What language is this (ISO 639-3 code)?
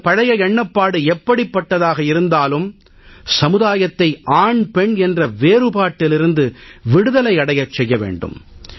tam